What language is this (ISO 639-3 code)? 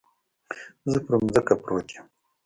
pus